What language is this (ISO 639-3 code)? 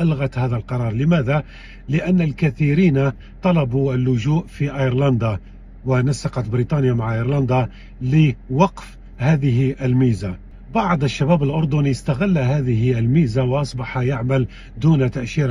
ara